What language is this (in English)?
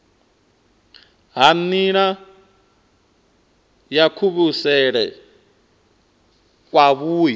Venda